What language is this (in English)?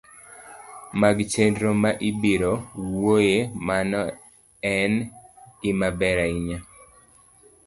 Luo (Kenya and Tanzania)